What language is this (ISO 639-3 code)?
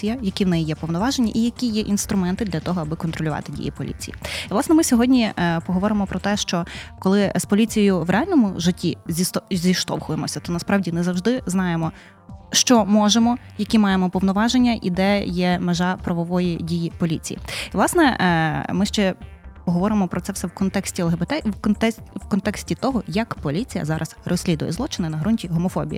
ukr